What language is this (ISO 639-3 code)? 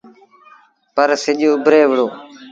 sbn